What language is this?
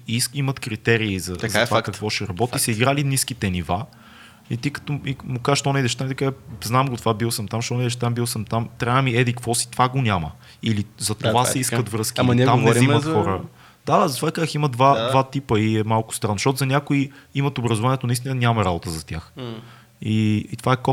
Bulgarian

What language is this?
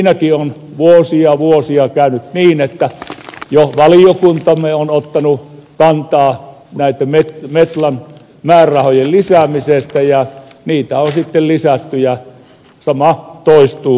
Finnish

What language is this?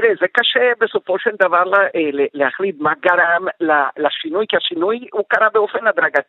Hebrew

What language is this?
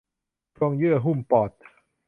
Thai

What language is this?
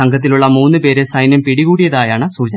Malayalam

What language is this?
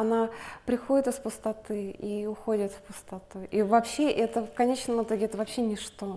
Russian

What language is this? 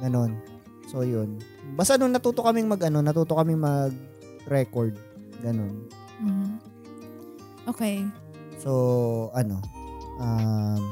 Filipino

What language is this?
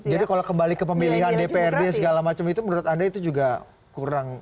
Indonesian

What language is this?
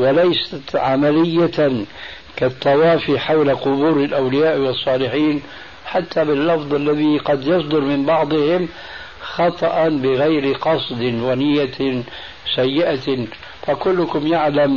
Arabic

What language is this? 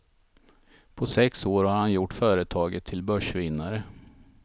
Swedish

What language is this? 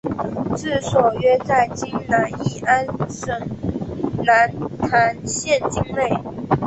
Chinese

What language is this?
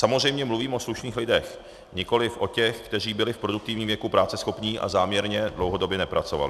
Czech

